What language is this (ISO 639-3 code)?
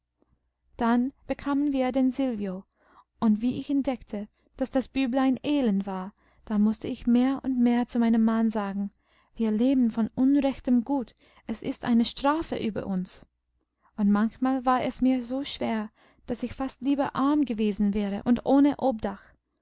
deu